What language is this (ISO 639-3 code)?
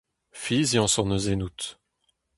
bre